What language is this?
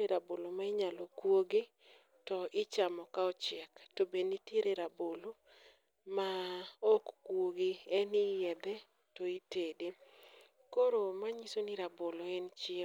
Luo (Kenya and Tanzania)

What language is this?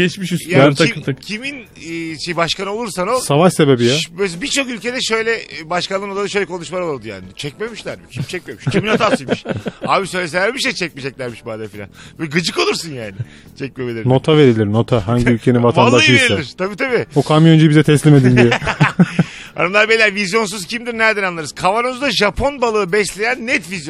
Turkish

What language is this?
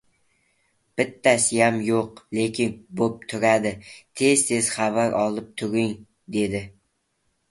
Uzbek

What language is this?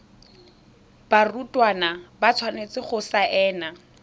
Tswana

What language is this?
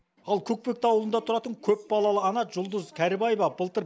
Kazakh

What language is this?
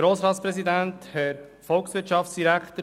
Swiss German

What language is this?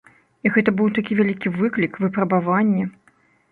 Belarusian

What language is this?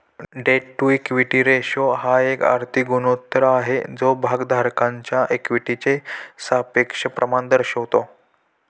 Marathi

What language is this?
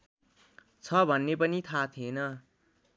Nepali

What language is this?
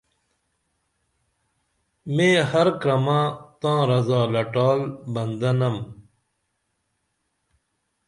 Dameli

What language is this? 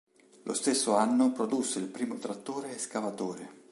Italian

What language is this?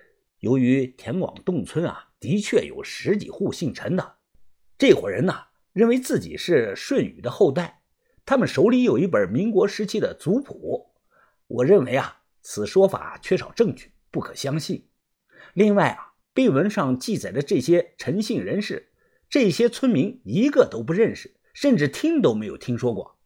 Chinese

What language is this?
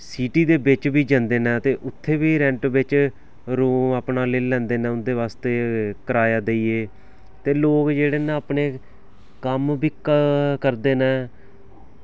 Dogri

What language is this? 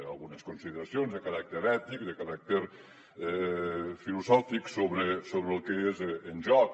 Catalan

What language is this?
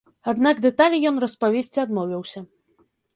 Belarusian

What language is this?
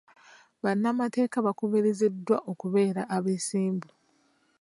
Ganda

